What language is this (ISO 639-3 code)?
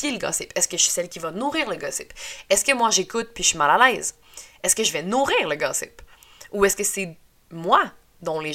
fra